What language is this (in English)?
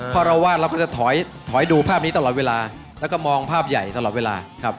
Thai